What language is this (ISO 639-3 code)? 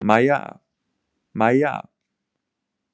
isl